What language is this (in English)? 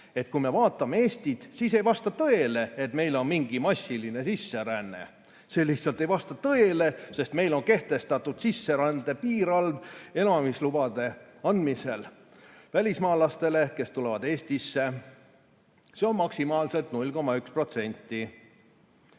Estonian